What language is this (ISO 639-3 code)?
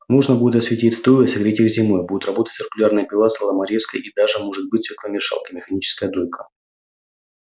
rus